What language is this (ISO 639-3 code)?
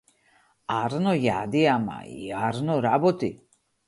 mkd